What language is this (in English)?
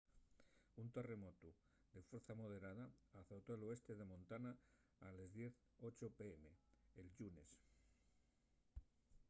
Asturian